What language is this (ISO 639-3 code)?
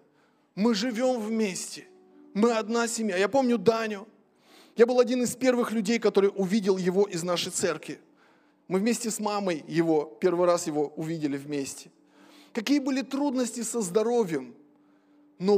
rus